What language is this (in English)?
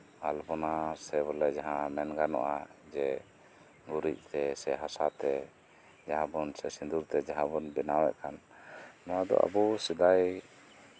Santali